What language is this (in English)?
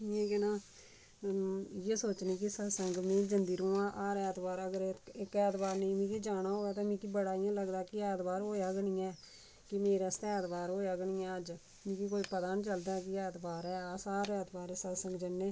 Dogri